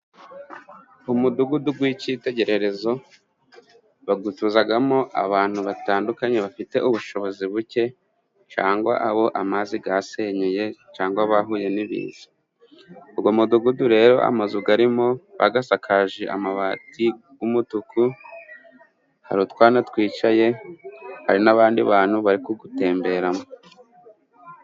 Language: Kinyarwanda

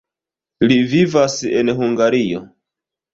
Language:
Esperanto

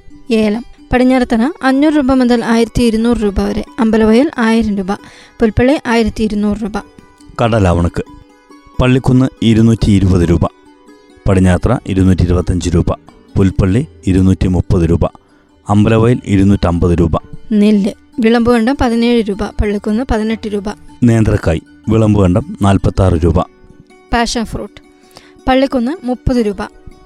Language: Malayalam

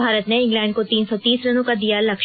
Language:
Hindi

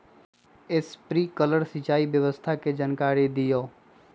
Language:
Magahi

